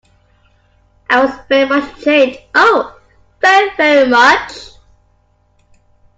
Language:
English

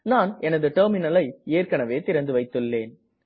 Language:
Tamil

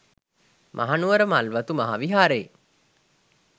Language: Sinhala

